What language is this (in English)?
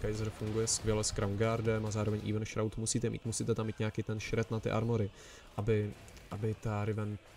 Czech